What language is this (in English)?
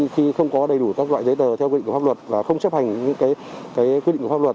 Vietnamese